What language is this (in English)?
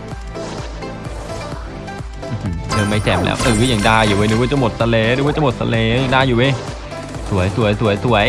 Thai